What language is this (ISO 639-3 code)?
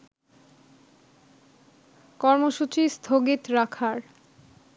ben